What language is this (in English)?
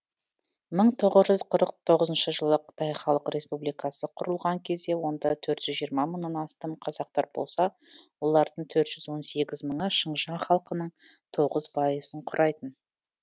Kazakh